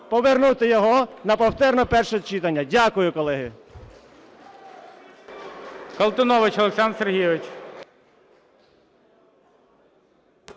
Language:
Ukrainian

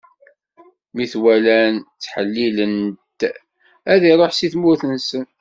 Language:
Kabyle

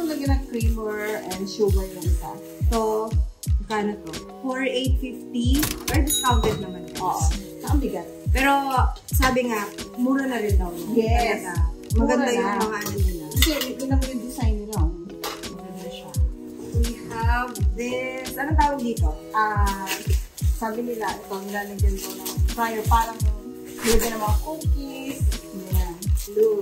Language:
Filipino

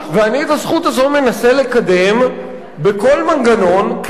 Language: Hebrew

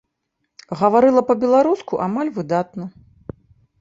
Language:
Belarusian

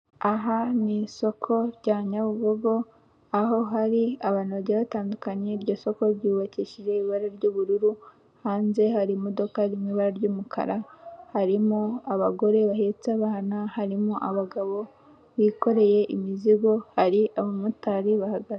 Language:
Kinyarwanda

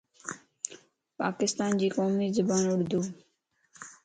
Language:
Lasi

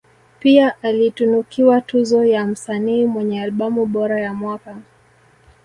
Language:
Swahili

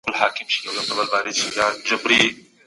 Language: Pashto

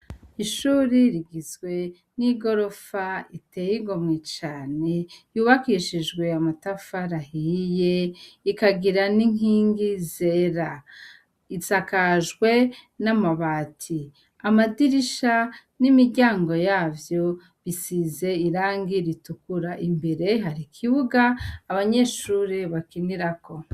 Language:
Rundi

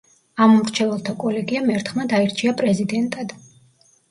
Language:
Georgian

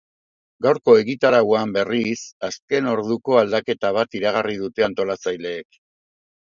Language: Basque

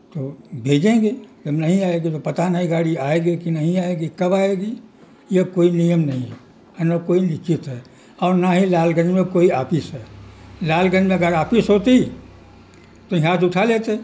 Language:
Urdu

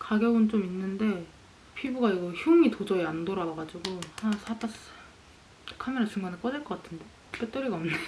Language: Korean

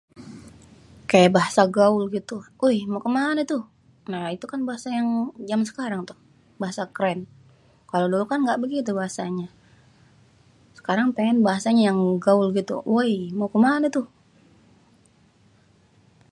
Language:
Betawi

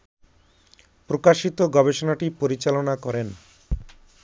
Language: Bangla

